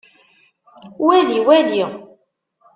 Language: Kabyle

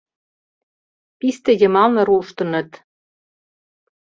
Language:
Mari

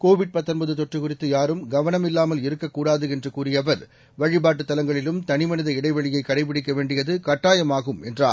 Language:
Tamil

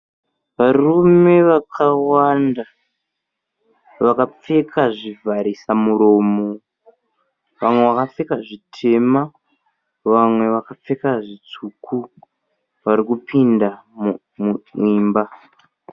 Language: Shona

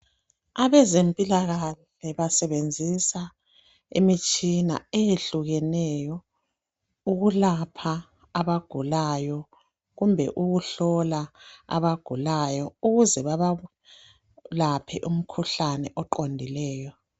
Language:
North Ndebele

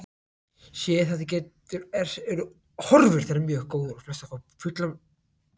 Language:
Icelandic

